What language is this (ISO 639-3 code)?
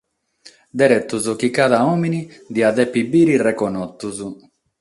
srd